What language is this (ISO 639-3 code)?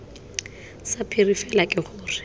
tsn